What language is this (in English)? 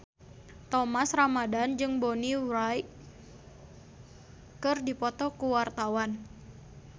Sundanese